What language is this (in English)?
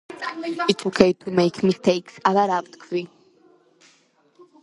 Georgian